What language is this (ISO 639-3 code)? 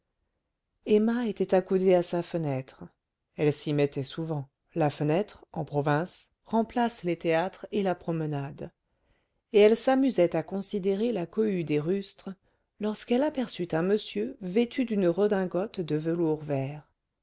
fra